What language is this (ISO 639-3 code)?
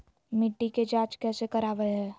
mag